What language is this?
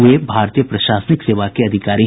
Hindi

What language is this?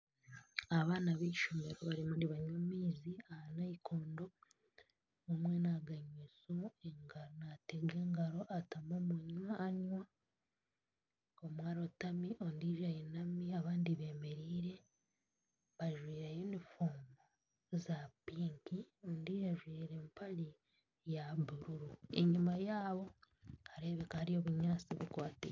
Nyankole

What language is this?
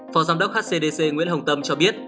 Vietnamese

